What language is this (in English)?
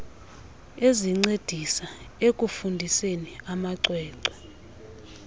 Xhosa